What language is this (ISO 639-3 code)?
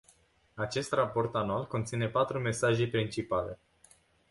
ron